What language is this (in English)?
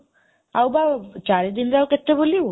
Odia